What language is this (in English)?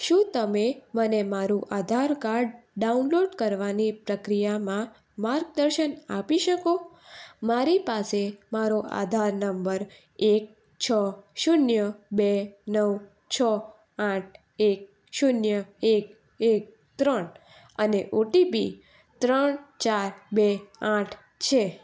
Gujarati